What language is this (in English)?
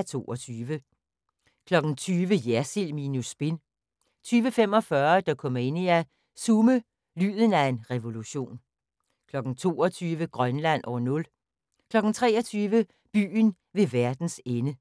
Danish